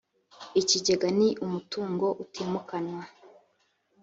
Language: Kinyarwanda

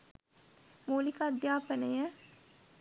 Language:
Sinhala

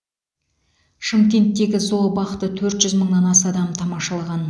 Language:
Kazakh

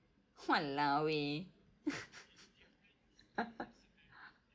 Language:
English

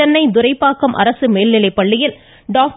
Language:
Tamil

